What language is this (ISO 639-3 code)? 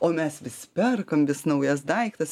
lit